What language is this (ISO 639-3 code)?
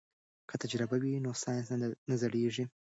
pus